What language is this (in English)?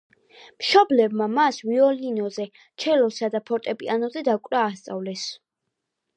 Georgian